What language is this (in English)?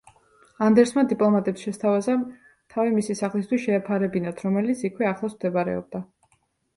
Georgian